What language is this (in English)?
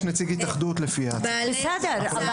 Hebrew